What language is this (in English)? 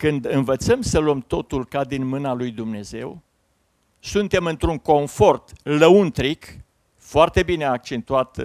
Romanian